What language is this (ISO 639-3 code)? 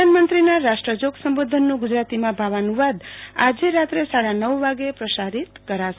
guj